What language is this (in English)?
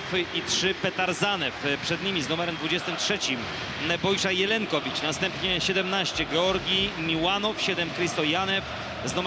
Polish